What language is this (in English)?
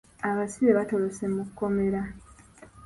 Ganda